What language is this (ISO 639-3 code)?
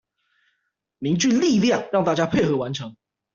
zho